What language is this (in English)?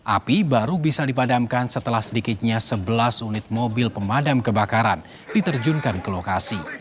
Indonesian